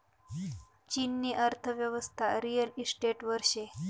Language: Marathi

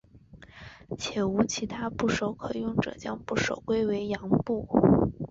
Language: Chinese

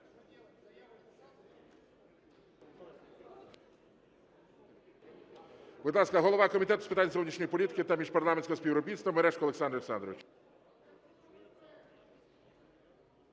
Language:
Ukrainian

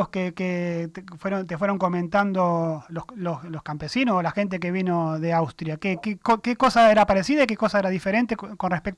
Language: Spanish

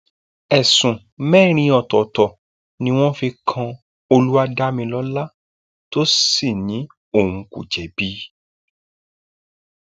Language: Yoruba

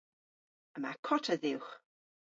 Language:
Cornish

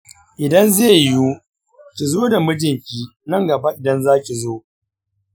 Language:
Hausa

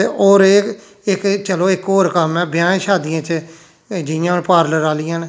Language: Dogri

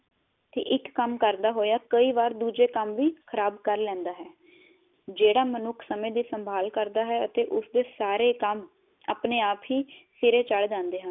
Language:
Punjabi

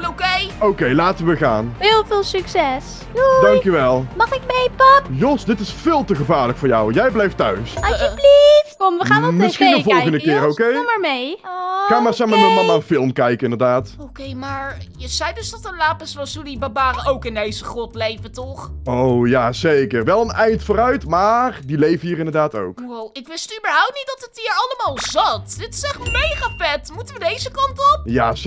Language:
Dutch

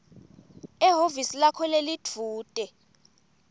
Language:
Swati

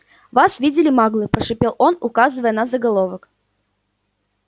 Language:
Russian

